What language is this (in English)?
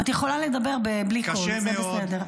Hebrew